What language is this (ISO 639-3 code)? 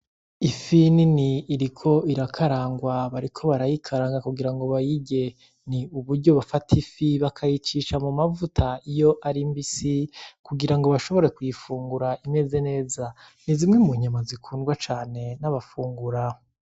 run